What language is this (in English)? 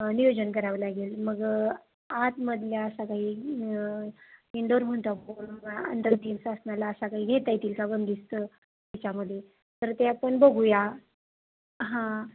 Marathi